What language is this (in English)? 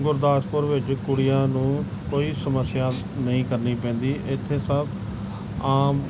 Punjabi